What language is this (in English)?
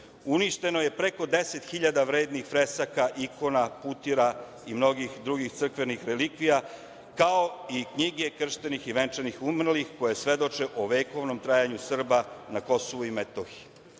Serbian